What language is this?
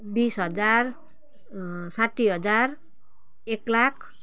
Nepali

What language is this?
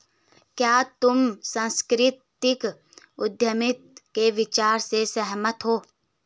Hindi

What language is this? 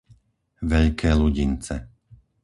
Slovak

